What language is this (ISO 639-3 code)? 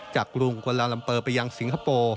tha